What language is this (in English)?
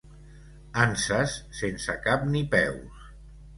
Catalan